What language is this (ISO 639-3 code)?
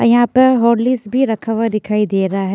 hin